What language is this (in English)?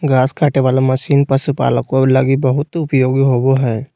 Magahi